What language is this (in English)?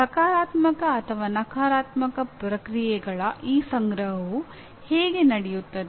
Kannada